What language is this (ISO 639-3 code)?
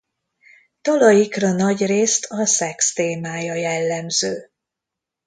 hun